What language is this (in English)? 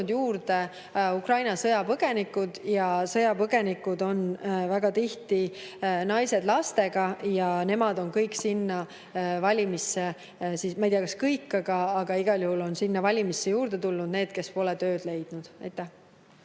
Estonian